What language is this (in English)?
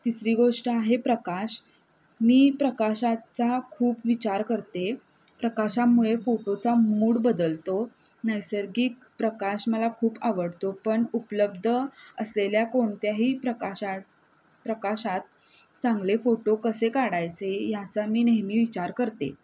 Marathi